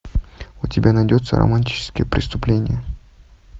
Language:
Russian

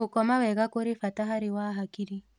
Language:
Kikuyu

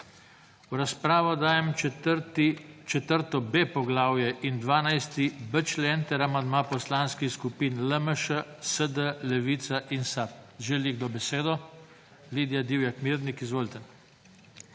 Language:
Slovenian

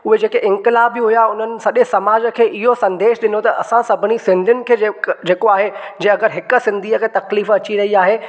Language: Sindhi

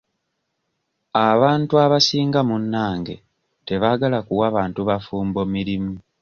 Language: Ganda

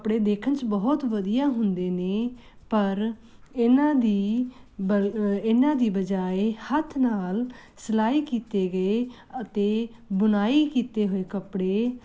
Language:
Punjabi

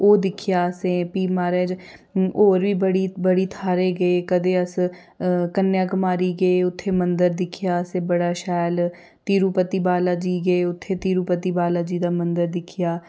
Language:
Dogri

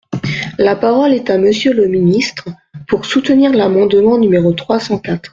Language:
French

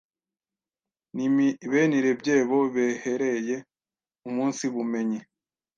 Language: Kinyarwanda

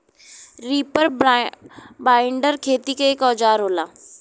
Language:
Bhojpuri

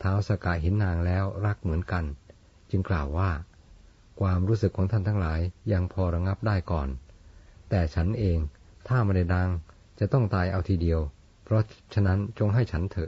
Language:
Thai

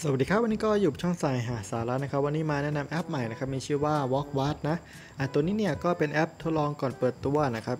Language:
Thai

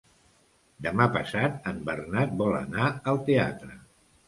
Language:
Catalan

